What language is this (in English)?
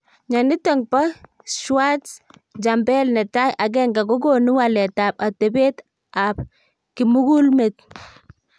Kalenjin